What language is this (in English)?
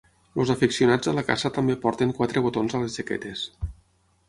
Catalan